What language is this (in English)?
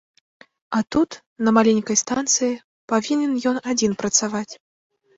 Belarusian